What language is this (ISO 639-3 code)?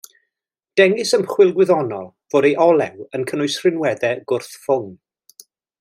cym